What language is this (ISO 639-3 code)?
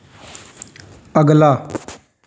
pan